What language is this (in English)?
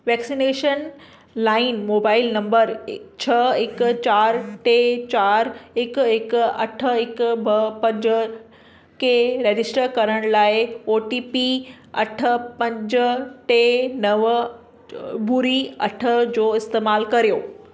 Sindhi